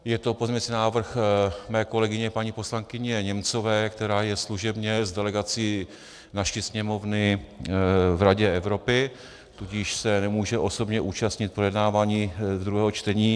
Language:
Czech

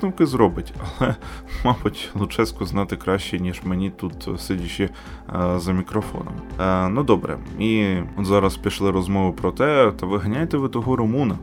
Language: Ukrainian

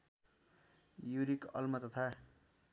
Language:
Nepali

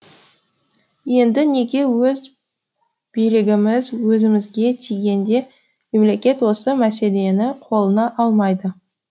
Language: Kazakh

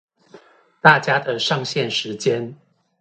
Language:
Chinese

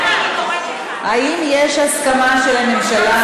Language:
Hebrew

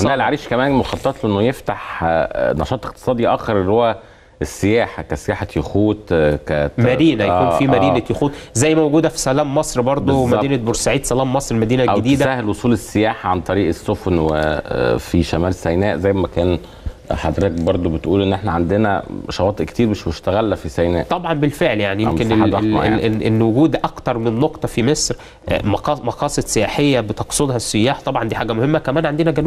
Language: Arabic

